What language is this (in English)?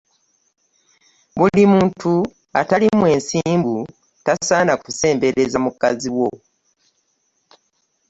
Ganda